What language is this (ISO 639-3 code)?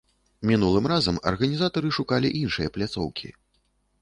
bel